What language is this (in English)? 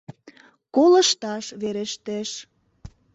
Mari